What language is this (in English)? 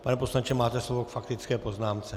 Czech